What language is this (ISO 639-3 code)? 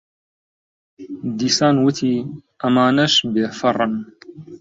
ckb